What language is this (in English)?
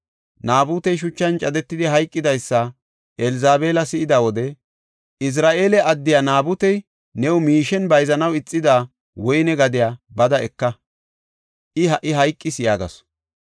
Gofa